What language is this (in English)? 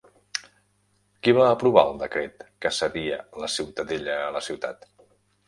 Catalan